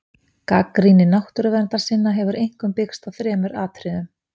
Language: Icelandic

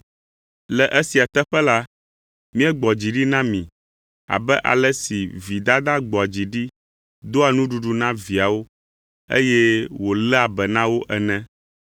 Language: Ewe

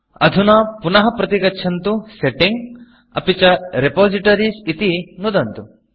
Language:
Sanskrit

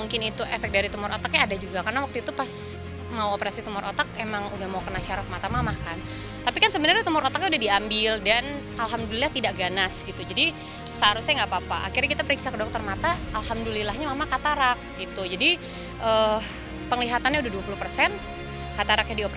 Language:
Indonesian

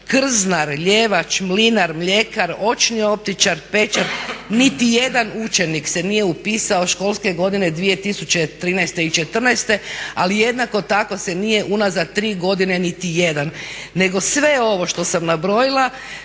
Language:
Croatian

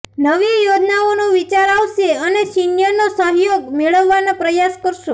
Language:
Gujarati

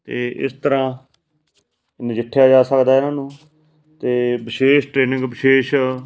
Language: Punjabi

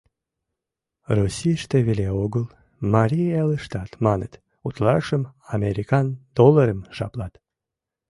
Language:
Mari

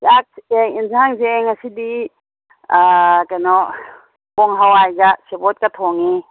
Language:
Manipuri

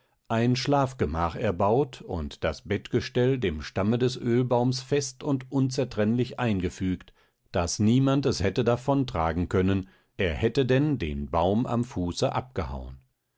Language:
German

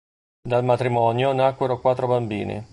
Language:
Italian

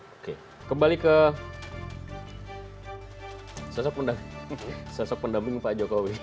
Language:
Indonesian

